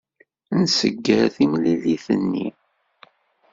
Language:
Kabyle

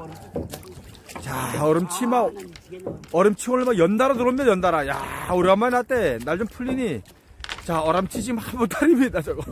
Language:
Korean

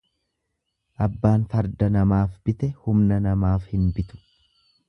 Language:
Oromo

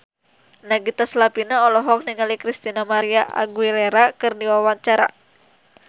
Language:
Sundanese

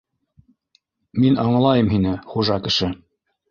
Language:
Bashkir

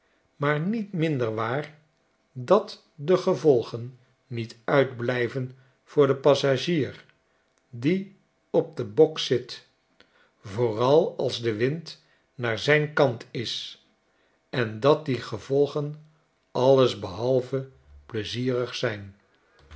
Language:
Dutch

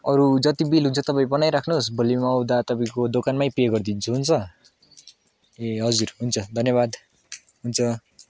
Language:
Nepali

